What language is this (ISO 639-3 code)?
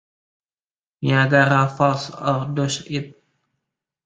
ind